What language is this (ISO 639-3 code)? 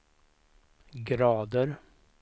swe